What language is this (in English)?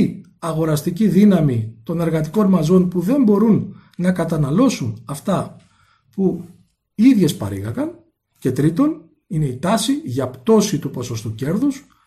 Greek